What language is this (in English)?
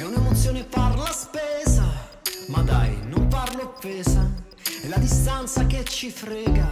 Italian